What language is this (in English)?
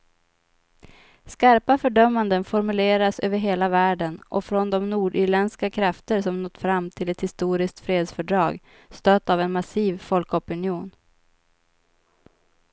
Swedish